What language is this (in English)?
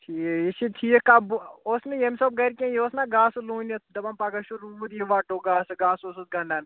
Kashmiri